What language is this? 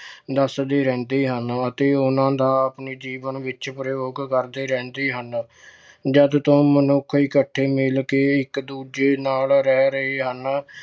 Punjabi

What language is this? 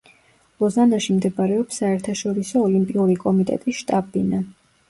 Georgian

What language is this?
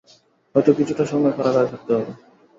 Bangla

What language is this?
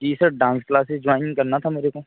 Hindi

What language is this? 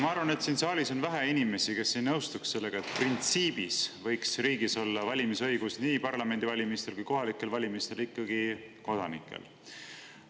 Estonian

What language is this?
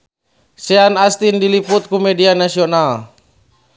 Sundanese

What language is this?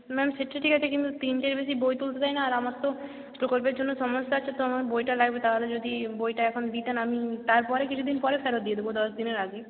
Bangla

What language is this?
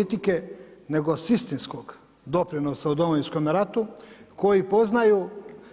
Croatian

